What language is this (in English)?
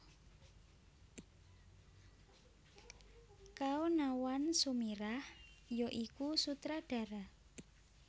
Javanese